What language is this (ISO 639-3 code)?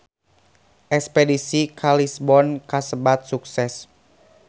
sun